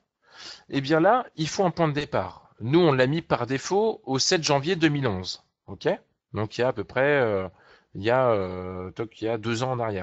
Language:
French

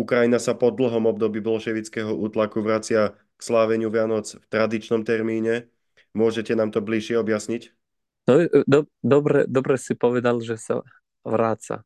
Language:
Slovak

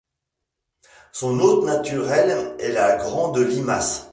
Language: French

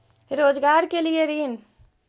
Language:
Magahi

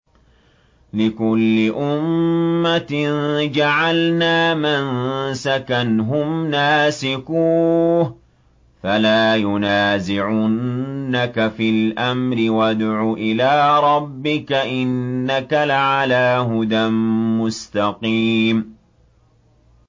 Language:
Arabic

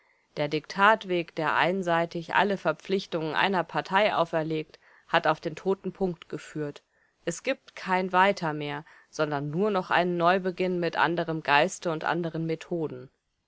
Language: German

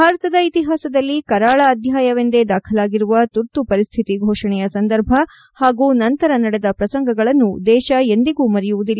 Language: Kannada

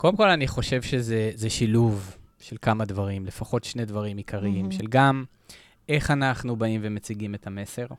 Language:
Hebrew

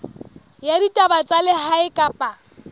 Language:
Southern Sotho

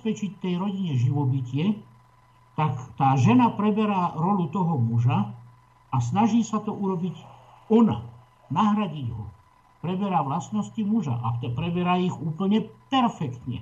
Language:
Slovak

